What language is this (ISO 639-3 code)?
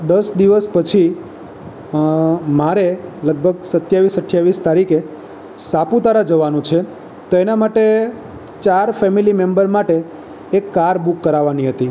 guj